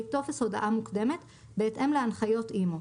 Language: Hebrew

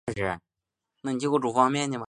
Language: Chinese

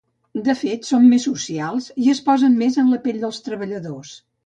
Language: Catalan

